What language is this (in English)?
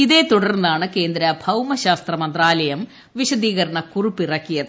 Malayalam